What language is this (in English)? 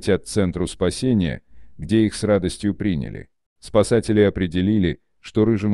Russian